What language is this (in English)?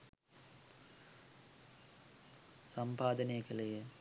Sinhala